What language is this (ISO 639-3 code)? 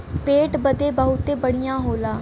bho